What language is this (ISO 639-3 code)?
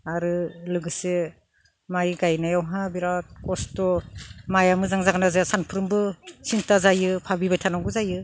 brx